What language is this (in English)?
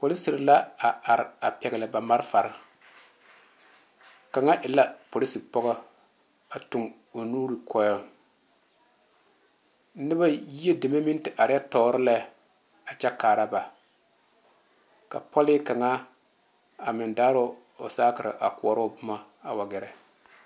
Southern Dagaare